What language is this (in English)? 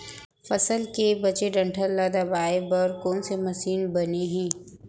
Chhattisgarhi